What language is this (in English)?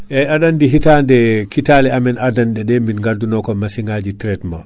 Fula